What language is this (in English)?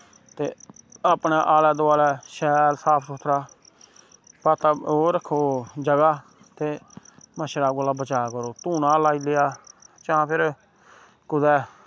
Dogri